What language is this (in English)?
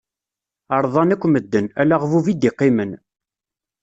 Kabyle